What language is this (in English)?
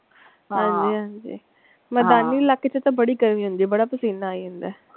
Punjabi